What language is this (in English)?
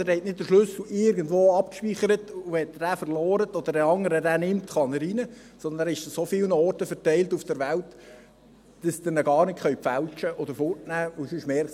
Swiss German